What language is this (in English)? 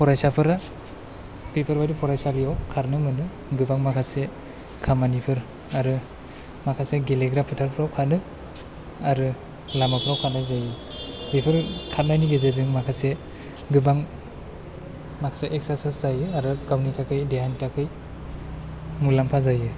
Bodo